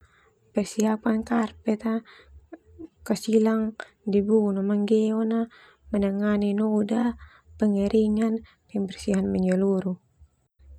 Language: Termanu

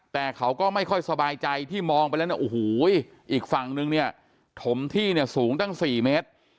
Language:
Thai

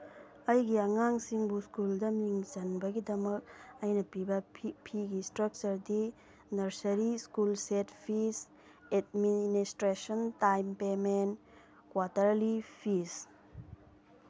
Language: Manipuri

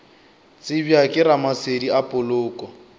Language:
Northern Sotho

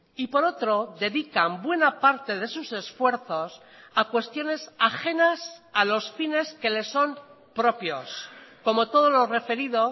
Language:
Spanish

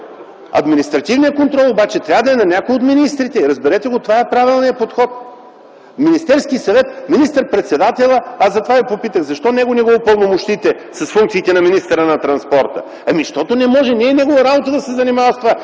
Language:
Bulgarian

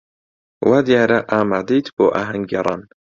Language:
Central Kurdish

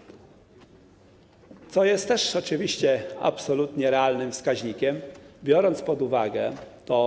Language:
Polish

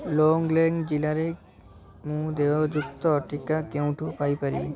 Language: Odia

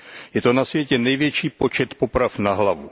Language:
Czech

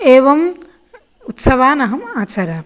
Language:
Sanskrit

